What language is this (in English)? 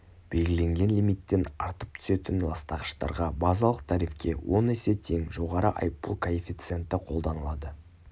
Kazakh